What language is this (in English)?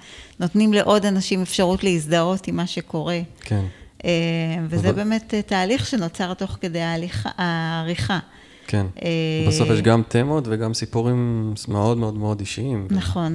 Hebrew